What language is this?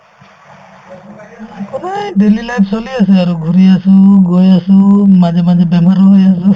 Assamese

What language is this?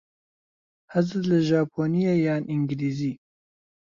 Central Kurdish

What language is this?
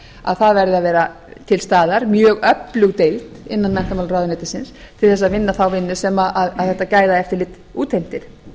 Icelandic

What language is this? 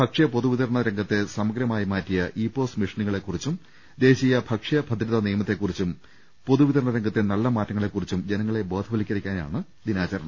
Malayalam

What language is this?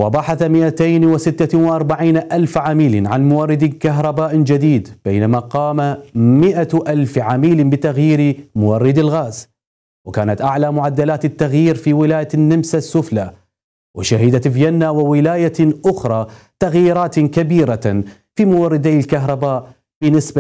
Arabic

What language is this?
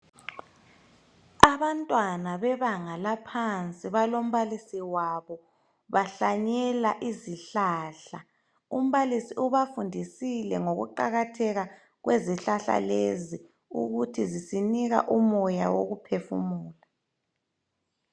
North Ndebele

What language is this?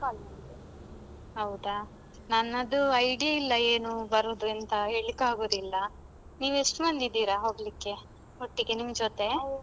Kannada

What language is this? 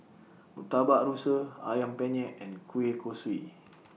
English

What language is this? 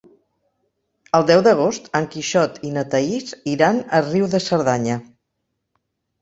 Catalan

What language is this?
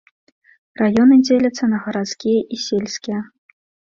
Belarusian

